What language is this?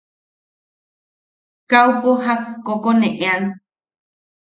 Yaqui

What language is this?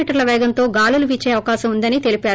Telugu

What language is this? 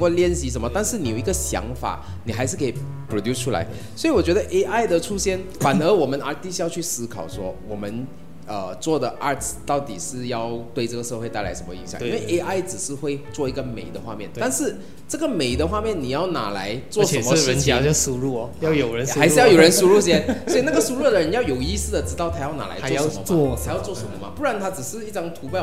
Chinese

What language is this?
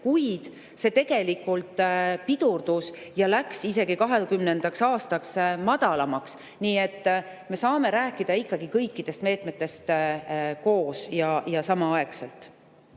Estonian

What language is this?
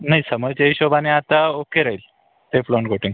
Marathi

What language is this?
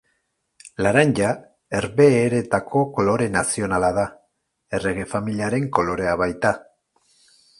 Basque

